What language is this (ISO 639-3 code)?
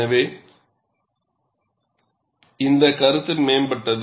tam